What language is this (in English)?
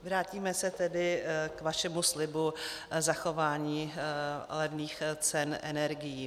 Czech